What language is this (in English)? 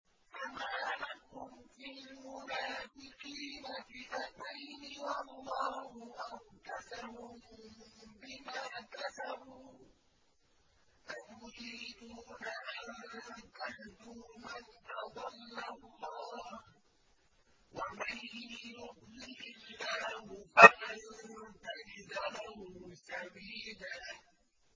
Arabic